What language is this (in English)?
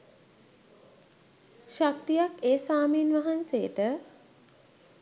Sinhala